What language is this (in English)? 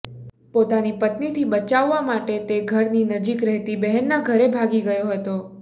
Gujarati